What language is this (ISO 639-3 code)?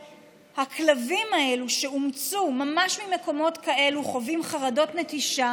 heb